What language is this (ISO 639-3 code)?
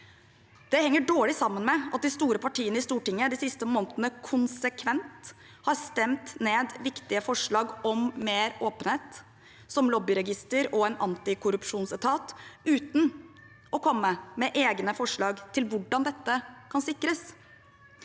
nor